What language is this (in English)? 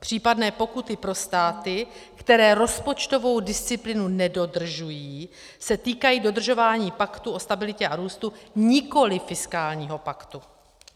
Czech